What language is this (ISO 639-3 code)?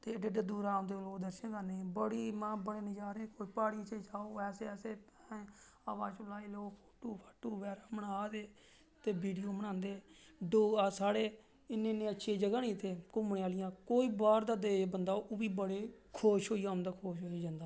doi